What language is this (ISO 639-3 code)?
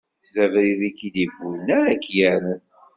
kab